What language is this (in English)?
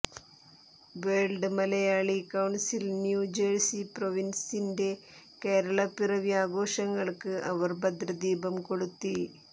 Malayalam